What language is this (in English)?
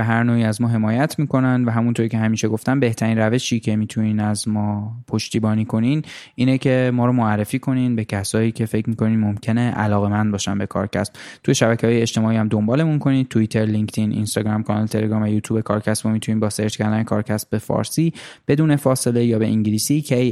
Persian